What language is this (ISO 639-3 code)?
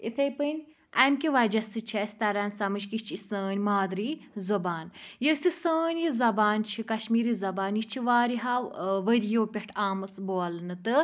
kas